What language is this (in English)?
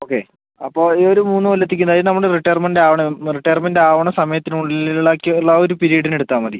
Malayalam